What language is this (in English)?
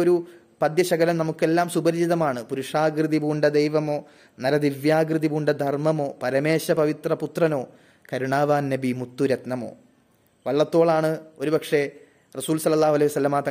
Malayalam